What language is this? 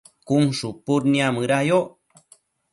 Matsés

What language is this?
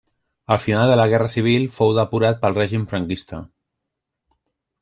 Catalan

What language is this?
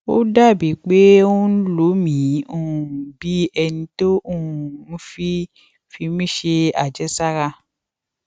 Yoruba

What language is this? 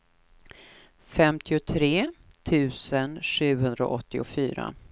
Swedish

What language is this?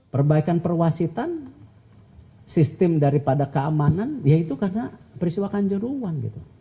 Indonesian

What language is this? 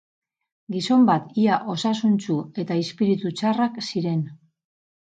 Basque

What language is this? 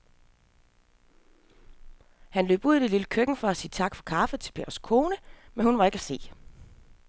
Danish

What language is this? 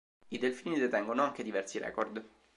Italian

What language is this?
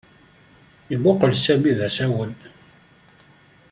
Kabyle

